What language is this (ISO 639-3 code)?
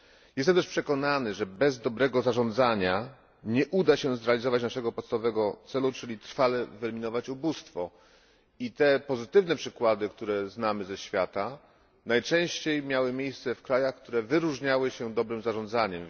pol